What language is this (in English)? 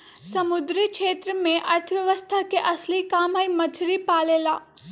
Magahi